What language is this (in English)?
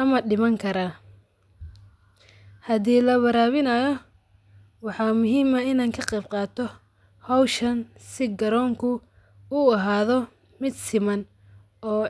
Somali